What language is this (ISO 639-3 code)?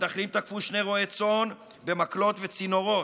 heb